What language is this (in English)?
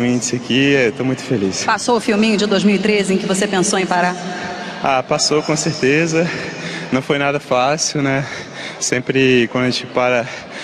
Portuguese